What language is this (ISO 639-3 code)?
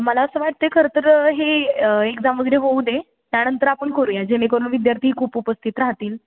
mar